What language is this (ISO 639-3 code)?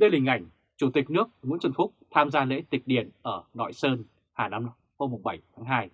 vie